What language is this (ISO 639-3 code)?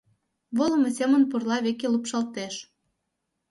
chm